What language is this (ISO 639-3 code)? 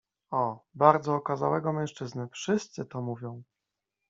pol